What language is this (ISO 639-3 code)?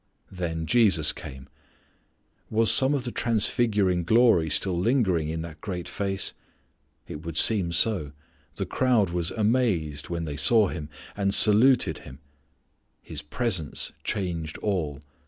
eng